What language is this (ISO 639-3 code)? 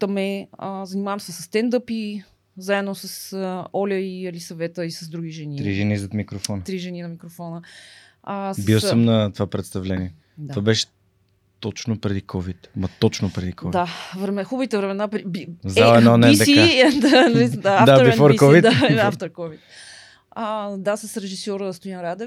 bul